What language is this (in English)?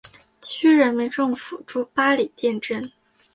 Chinese